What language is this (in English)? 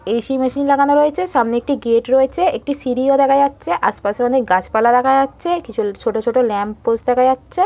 Bangla